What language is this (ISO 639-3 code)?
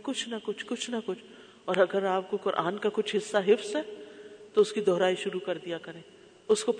urd